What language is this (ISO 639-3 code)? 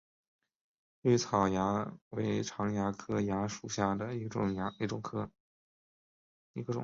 zho